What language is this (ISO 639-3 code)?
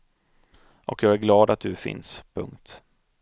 swe